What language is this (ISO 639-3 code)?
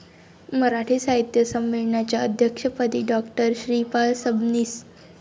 mar